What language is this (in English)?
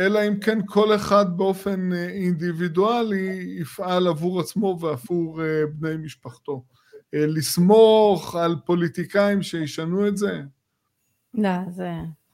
Hebrew